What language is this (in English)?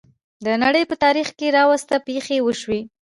Pashto